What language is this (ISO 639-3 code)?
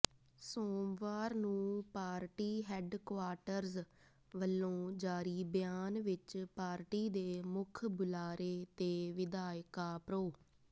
pan